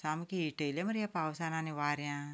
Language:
Konkani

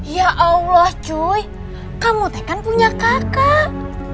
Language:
Indonesian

